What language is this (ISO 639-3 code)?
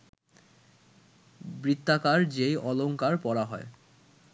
ben